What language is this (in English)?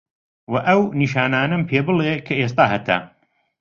Central Kurdish